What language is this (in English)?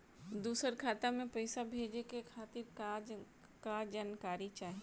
Bhojpuri